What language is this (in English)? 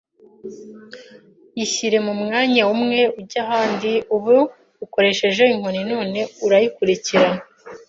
Kinyarwanda